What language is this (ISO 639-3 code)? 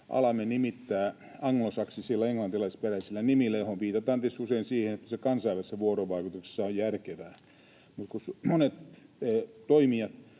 fin